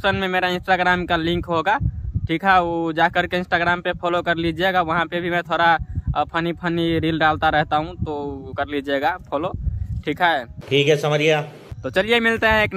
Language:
Hindi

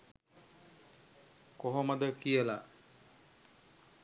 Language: Sinhala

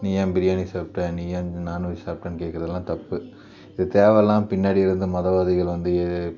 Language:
Tamil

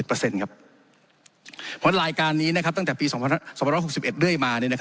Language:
Thai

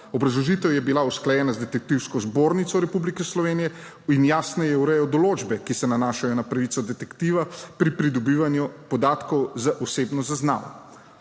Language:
Slovenian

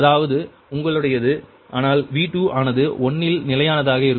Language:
Tamil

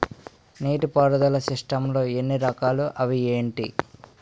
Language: Telugu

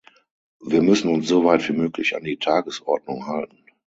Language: German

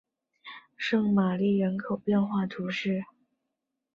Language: Chinese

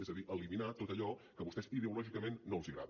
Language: Catalan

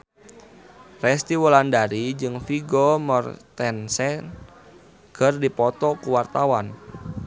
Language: Sundanese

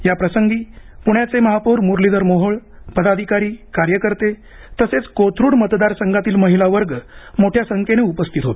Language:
Marathi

